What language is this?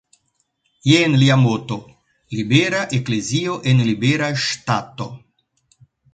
Esperanto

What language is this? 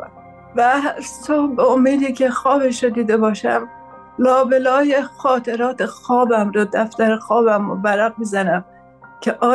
Persian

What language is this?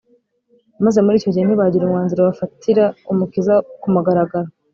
Kinyarwanda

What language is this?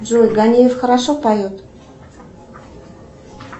Russian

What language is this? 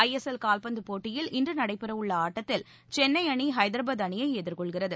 Tamil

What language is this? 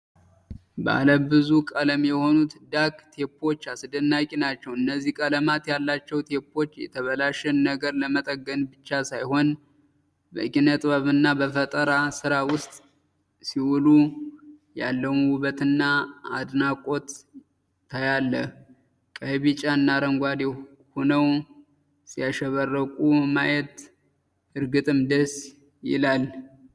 Amharic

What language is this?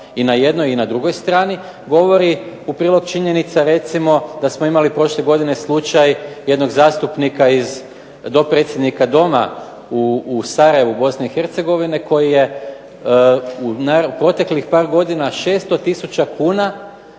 Croatian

